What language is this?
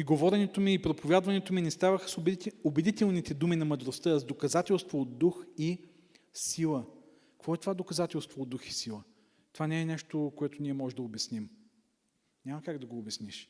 Bulgarian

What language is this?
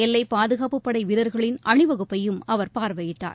Tamil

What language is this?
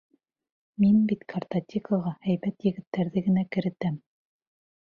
Bashkir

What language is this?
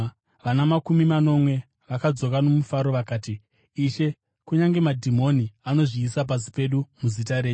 Shona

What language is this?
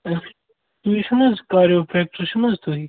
Kashmiri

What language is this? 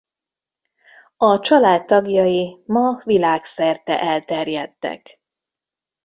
Hungarian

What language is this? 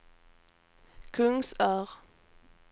Swedish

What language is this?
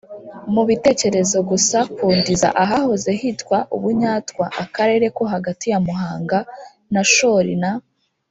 Kinyarwanda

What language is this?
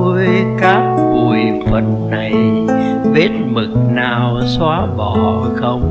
Vietnamese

